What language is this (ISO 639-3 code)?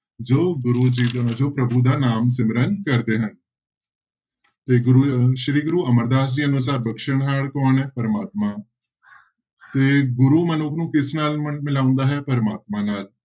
pan